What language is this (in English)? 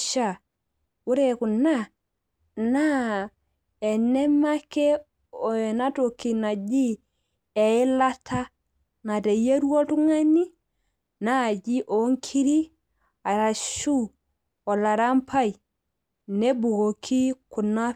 Masai